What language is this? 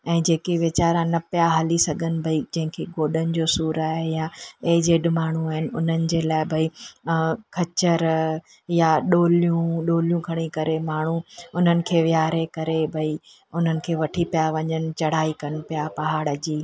Sindhi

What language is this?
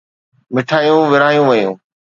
Sindhi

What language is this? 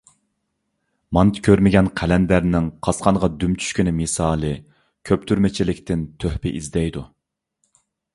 Uyghur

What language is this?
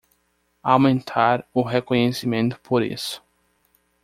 Portuguese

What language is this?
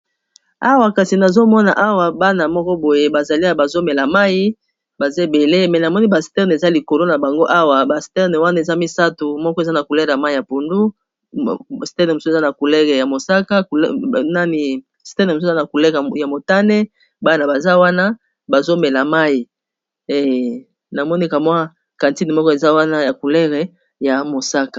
Lingala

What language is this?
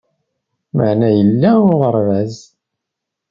Kabyle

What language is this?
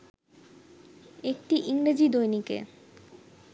Bangla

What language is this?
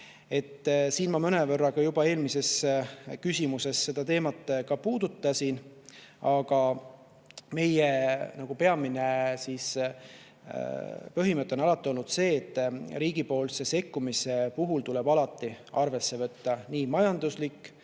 Estonian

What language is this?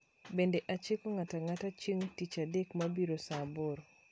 Luo (Kenya and Tanzania)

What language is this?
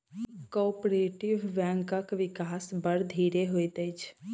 Maithili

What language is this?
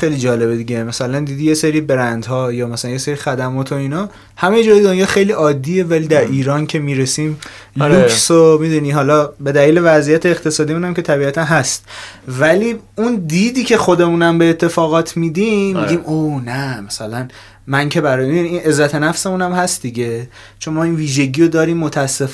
Persian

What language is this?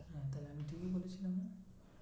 Bangla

